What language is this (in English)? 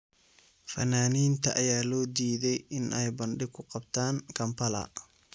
Somali